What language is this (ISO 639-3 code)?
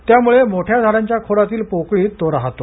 mar